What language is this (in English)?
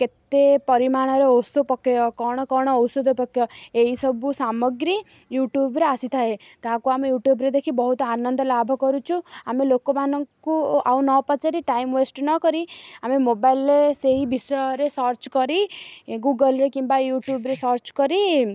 Odia